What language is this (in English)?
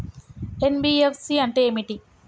Telugu